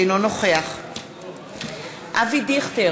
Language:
Hebrew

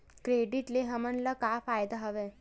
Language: Chhattisgarhi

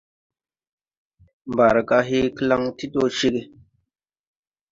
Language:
Tupuri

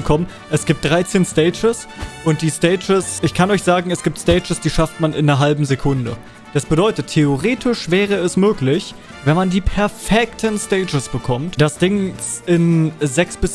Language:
German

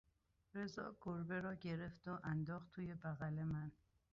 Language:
Persian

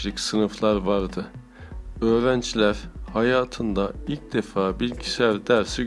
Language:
Turkish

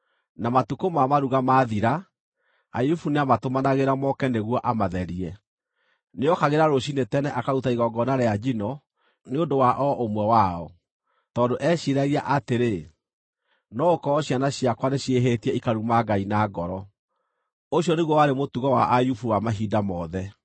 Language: Kikuyu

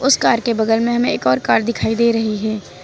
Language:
Hindi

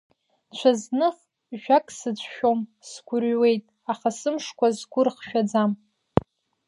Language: Abkhazian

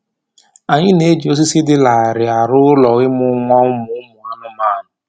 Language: Igbo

